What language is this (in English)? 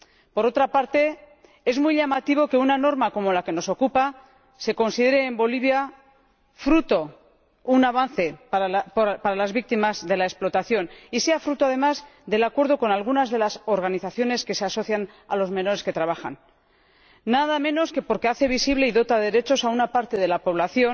Spanish